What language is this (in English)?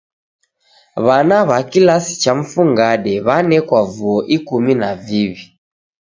Taita